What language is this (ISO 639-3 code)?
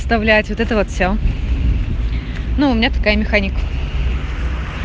rus